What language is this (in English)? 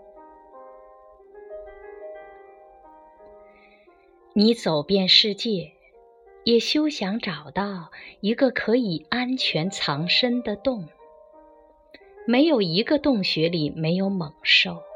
Chinese